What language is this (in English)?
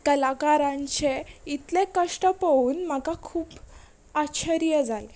Konkani